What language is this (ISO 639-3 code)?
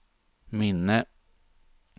swe